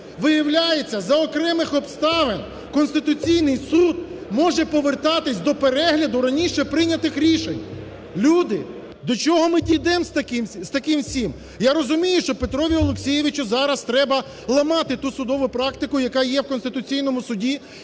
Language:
Ukrainian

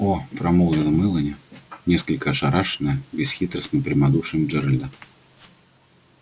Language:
Russian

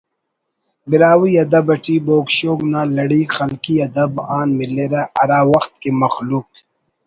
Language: Brahui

